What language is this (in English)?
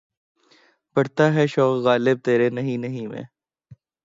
Urdu